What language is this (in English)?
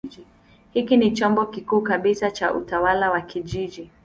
Swahili